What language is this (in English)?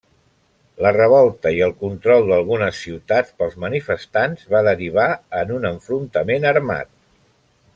Catalan